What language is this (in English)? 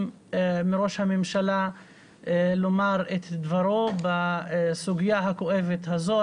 Hebrew